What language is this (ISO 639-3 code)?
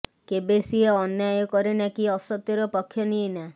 ori